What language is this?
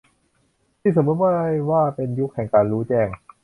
Thai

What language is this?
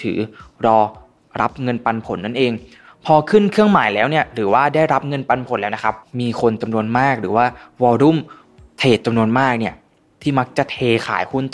Thai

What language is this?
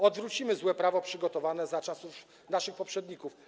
Polish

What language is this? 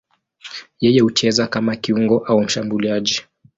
Swahili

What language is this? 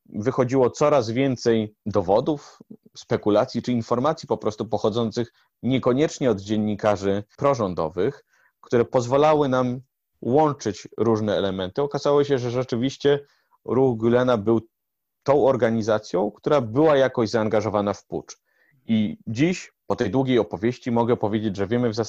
Polish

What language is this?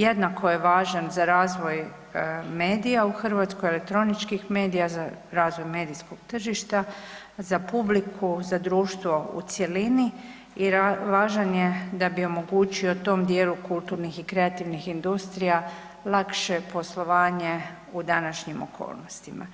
Croatian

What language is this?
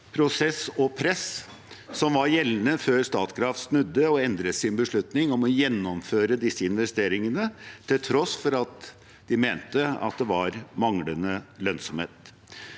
Norwegian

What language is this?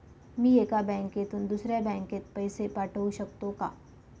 Marathi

